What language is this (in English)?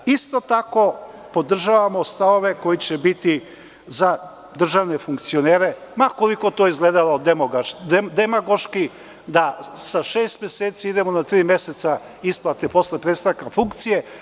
Serbian